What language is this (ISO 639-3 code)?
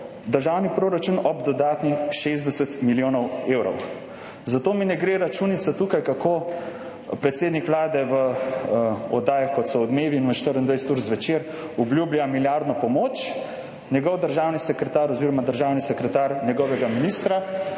slv